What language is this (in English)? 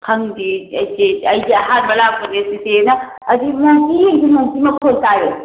Manipuri